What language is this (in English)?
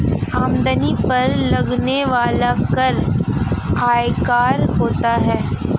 Hindi